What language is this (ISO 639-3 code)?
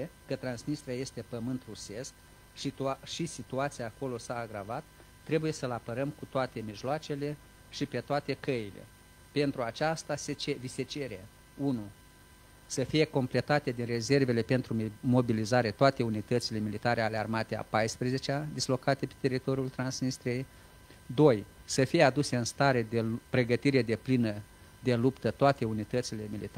ron